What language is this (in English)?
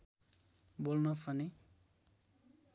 Nepali